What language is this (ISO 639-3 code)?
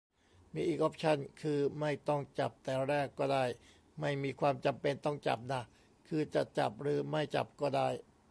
tha